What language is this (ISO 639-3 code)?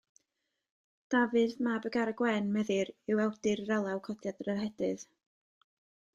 cym